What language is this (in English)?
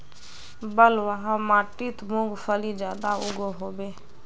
Magahi